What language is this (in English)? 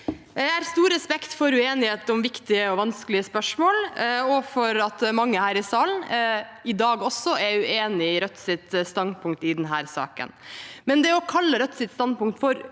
Norwegian